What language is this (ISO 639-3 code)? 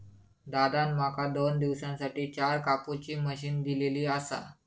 mar